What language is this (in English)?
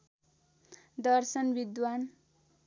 Nepali